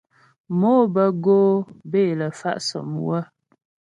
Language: Ghomala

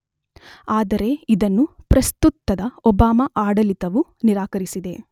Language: Kannada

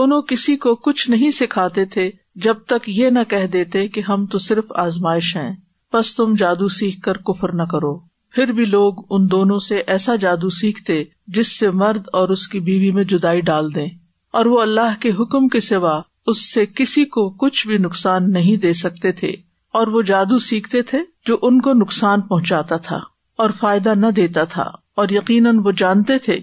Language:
Urdu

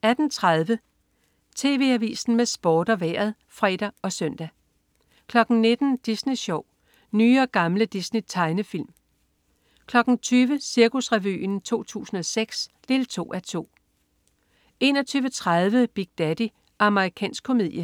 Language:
Danish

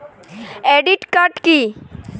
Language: Bangla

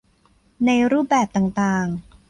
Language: Thai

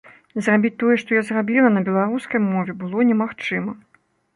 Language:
Belarusian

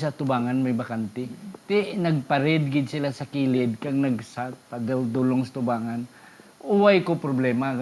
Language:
Filipino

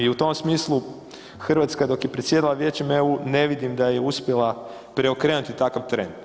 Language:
Croatian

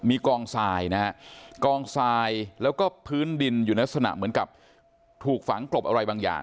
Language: Thai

